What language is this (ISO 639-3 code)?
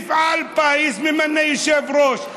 heb